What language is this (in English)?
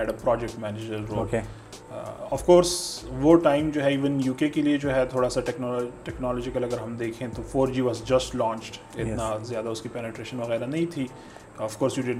Urdu